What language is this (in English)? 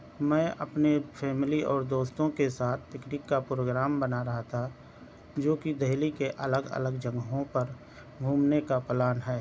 Urdu